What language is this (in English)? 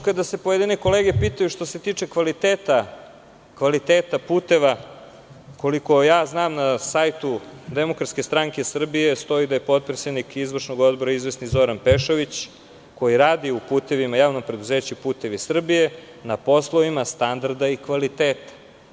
Serbian